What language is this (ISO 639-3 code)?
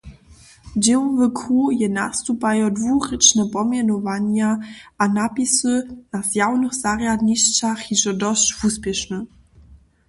hsb